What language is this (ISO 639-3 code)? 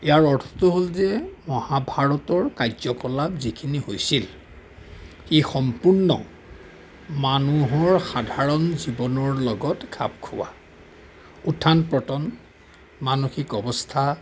asm